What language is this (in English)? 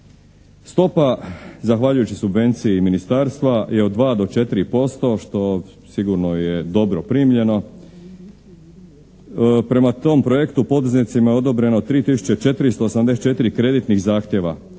Croatian